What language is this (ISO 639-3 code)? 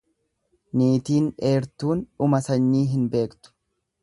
orm